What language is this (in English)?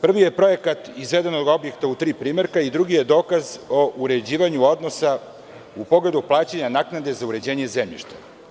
Serbian